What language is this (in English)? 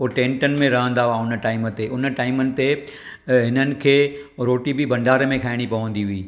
Sindhi